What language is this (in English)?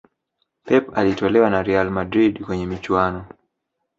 Swahili